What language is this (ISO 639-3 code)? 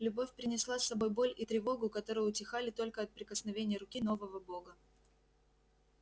rus